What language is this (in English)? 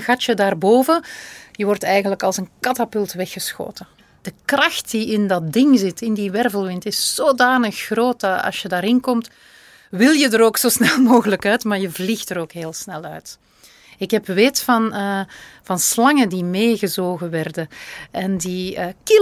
Dutch